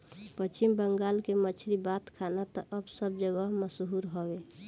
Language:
Bhojpuri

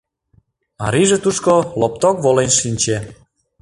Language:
Mari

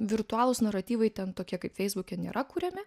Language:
Lithuanian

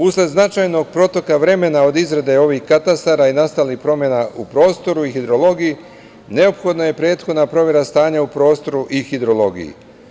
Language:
Serbian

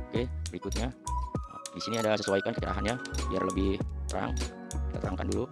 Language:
Indonesian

